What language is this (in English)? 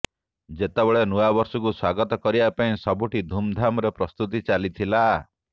Odia